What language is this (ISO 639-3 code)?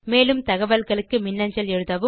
tam